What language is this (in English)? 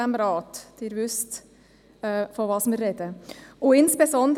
Swiss German